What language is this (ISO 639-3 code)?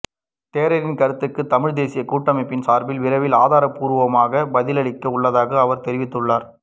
tam